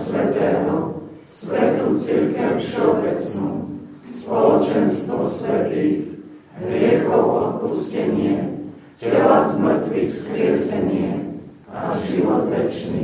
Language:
Slovak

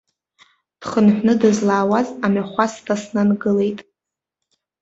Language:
Abkhazian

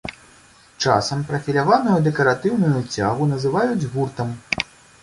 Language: Belarusian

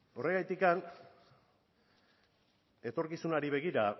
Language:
Basque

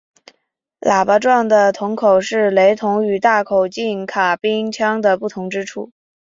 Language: Chinese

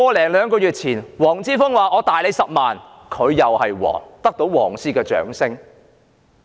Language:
Cantonese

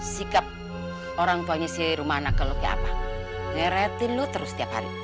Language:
Indonesian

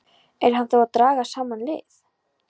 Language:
Icelandic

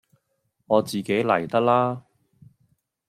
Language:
Cantonese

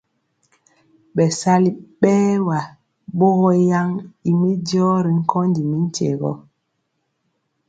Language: Mpiemo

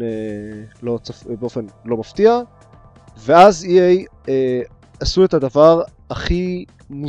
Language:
Hebrew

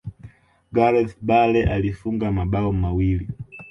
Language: Swahili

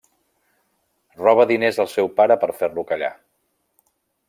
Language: Catalan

